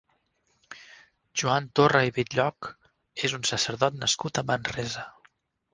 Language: Catalan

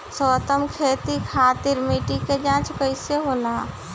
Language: Bhojpuri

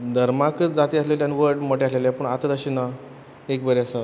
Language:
Konkani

